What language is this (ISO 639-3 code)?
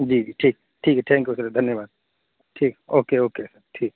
urd